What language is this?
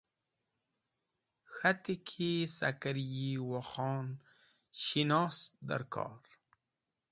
Wakhi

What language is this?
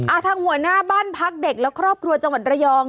Thai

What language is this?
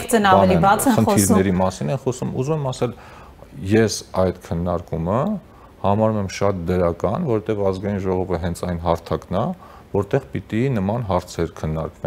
Romanian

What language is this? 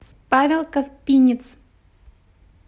Russian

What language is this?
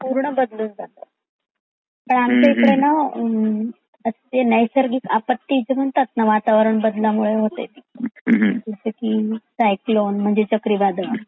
Marathi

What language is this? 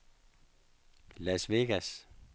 Danish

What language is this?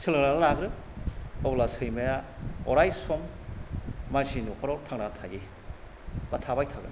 Bodo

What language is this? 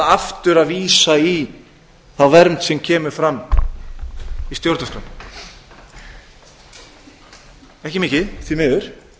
Icelandic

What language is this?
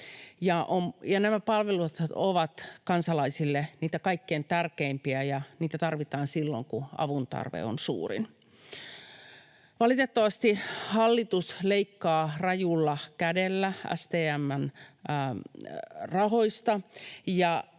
Finnish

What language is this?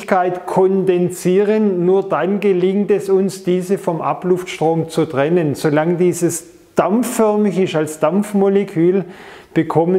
German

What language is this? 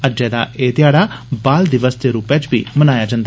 Dogri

